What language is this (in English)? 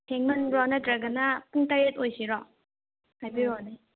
Manipuri